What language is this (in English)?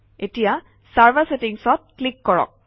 Assamese